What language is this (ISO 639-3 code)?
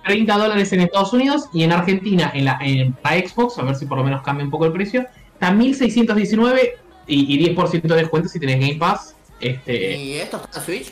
spa